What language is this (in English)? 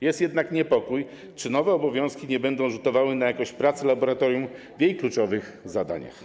Polish